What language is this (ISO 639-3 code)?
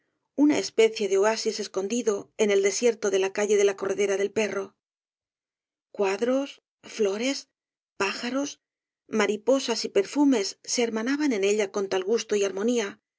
spa